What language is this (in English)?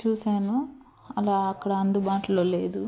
Telugu